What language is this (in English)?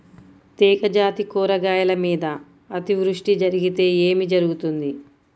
Telugu